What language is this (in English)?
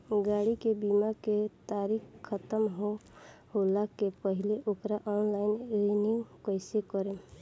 Bhojpuri